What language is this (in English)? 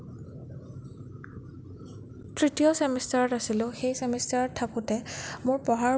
Assamese